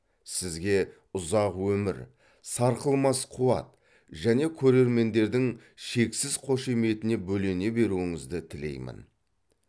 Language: Kazakh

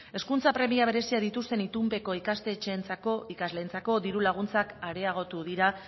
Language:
Basque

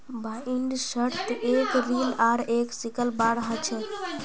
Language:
Magahi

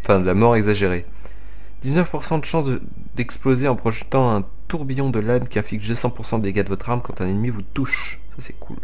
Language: French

